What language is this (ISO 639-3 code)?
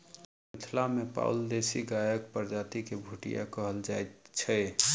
mai